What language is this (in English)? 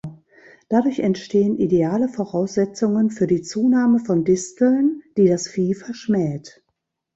German